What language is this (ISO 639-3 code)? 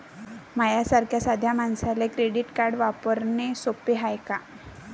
mar